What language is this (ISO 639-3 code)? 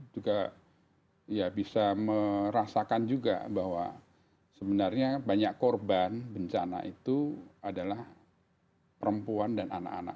ind